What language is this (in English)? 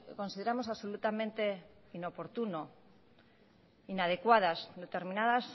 Spanish